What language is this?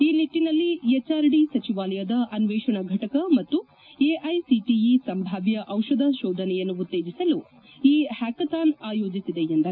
Kannada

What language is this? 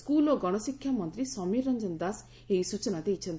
Odia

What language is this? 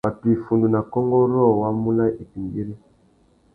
Tuki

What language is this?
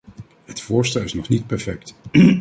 Dutch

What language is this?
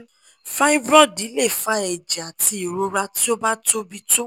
Yoruba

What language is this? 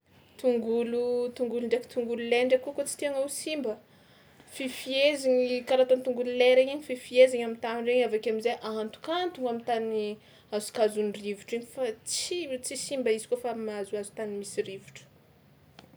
Tsimihety Malagasy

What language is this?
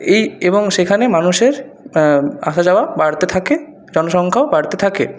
Bangla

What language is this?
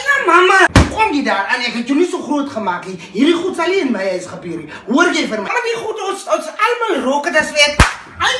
Dutch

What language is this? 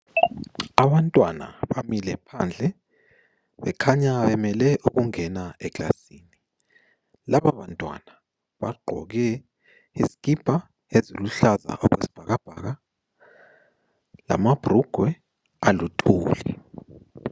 North Ndebele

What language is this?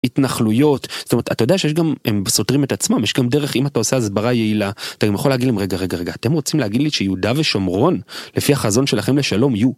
Hebrew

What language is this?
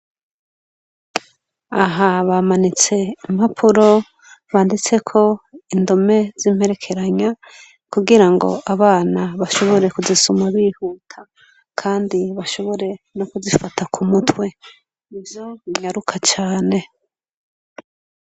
Rundi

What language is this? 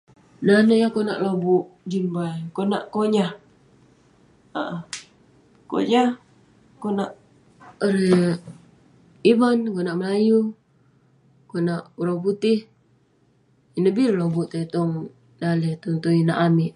Western Penan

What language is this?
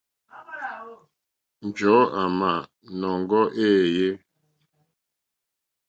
Mokpwe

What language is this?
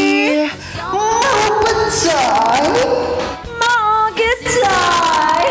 Filipino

